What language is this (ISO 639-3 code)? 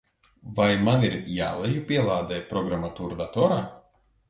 lav